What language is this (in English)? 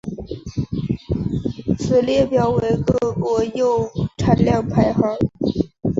Chinese